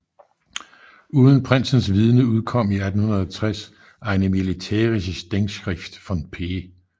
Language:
Danish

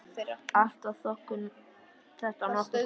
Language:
Icelandic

